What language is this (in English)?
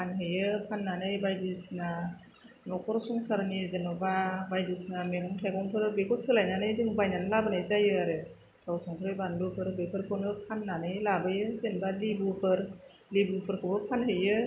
Bodo